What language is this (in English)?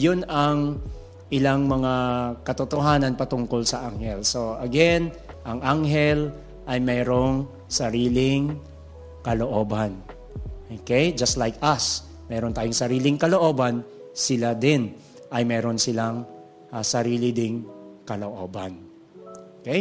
Filipino